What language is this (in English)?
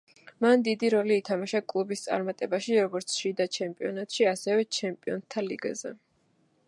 Georgian